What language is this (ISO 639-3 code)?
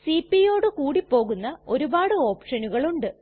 mal